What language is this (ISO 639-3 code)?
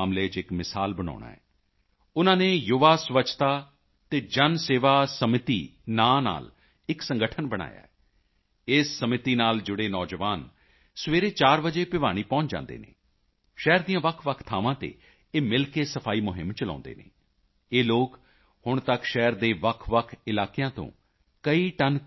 pan